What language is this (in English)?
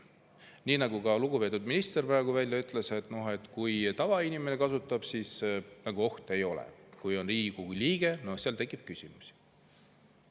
Estonian